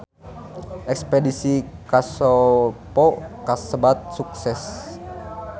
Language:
Sundanese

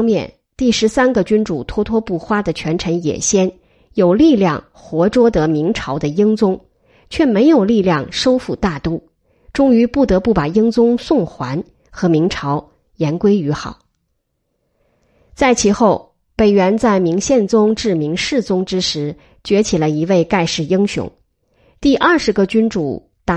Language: Chinese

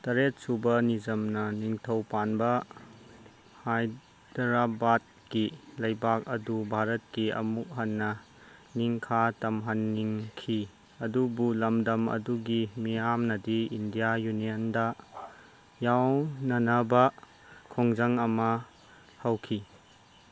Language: Manipuri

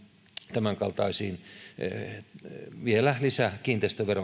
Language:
Finnish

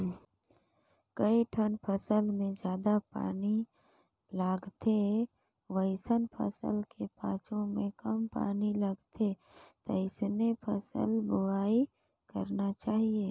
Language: Chhattisgarhi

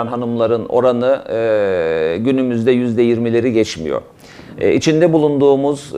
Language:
Turkish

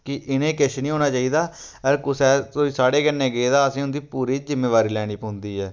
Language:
Dogri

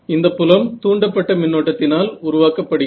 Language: Tamil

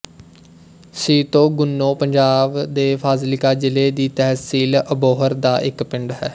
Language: Punjabi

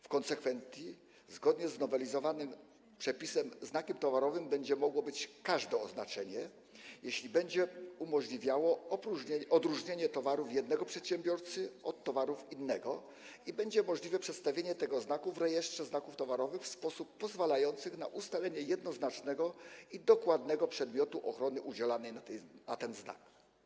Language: Polish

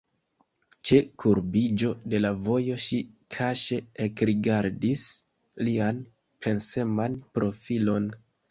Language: Esperanto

